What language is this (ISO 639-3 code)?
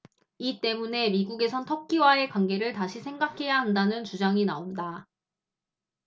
kor